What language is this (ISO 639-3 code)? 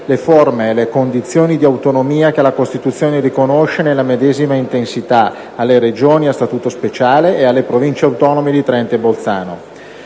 ita